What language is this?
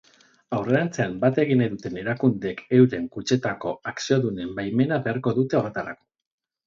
Basque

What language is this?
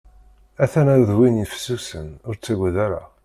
Kabyle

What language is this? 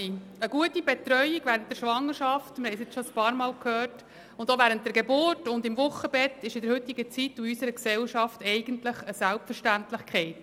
Swiss German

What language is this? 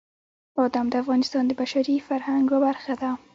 Pashto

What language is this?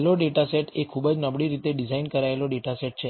Gujarati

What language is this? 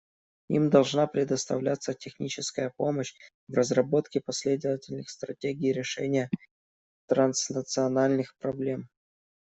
Russian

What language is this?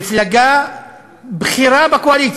Hebrew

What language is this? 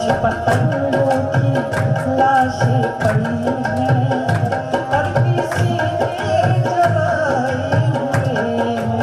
Hindi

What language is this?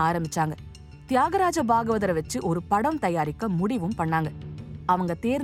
Tamil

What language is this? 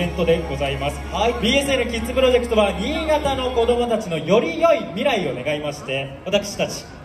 Japanese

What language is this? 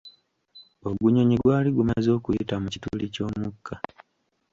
Ganda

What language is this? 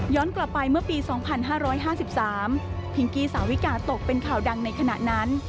Thai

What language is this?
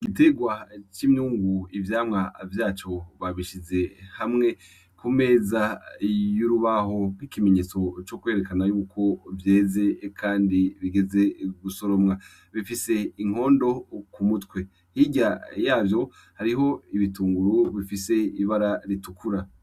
Rundi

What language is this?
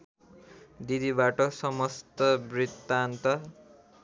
Nepali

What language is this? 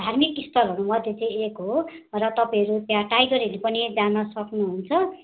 Nepali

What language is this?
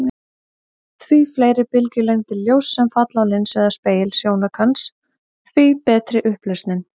Icelandic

